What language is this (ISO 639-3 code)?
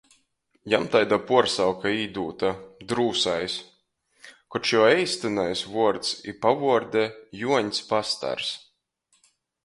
ltg